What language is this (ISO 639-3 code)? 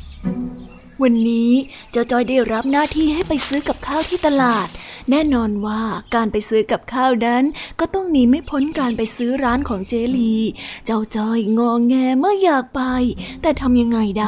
tha